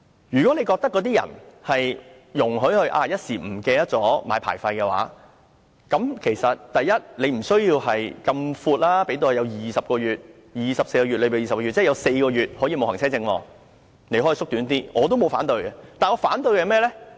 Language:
Cantonese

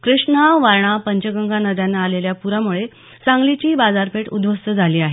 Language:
Marathi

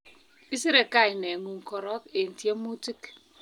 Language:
Kalenjin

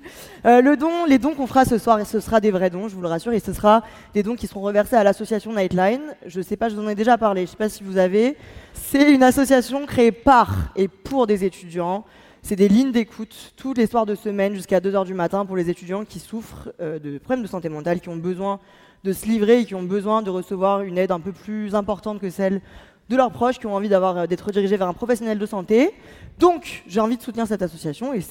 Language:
French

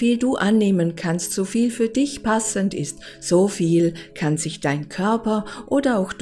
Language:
German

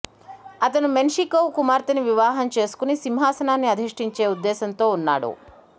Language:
Telugu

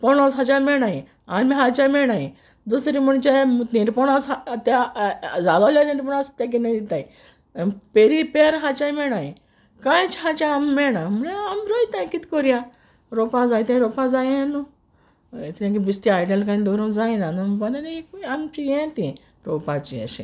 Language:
Konkani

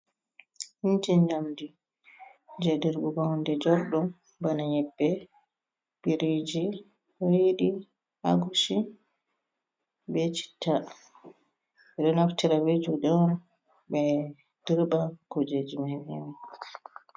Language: Fula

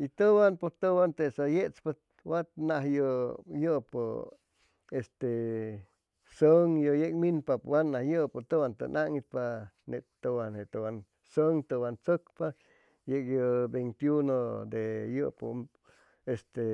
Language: Chimalapa Zoque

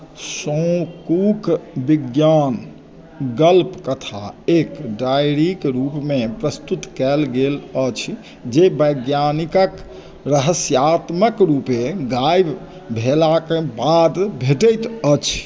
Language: Maithili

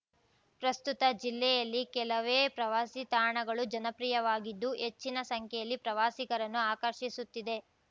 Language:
Kannada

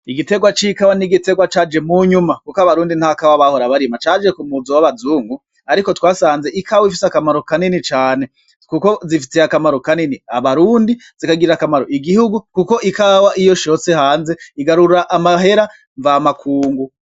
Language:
Rundi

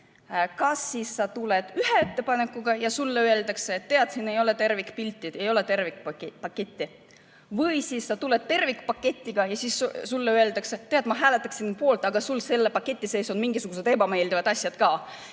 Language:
Estonian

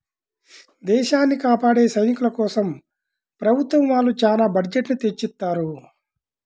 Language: Telugu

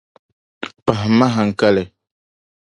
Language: Dagbani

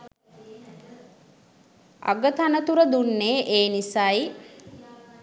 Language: Sinhala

